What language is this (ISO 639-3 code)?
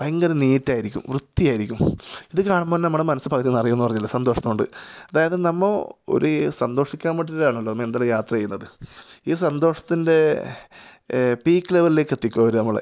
mal